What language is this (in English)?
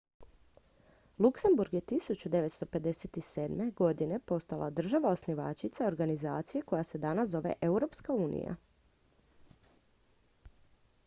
Croatian